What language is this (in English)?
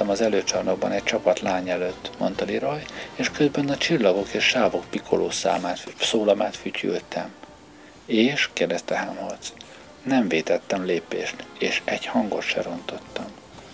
Hungarian